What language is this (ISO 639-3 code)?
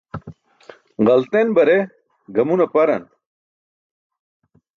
bsk